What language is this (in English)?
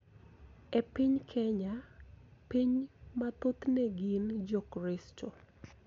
Luo (Kenya and Tanzania)